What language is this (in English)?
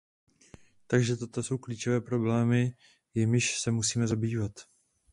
Czech